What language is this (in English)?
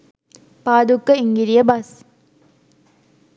Sinhala